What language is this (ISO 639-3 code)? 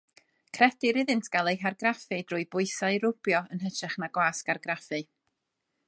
cym